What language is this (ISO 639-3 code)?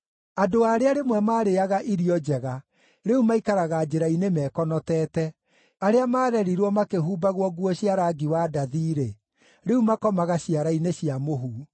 kik